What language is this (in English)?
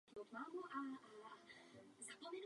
Czech